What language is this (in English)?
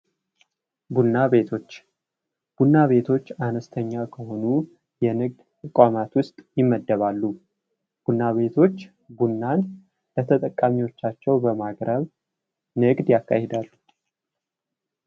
Amharic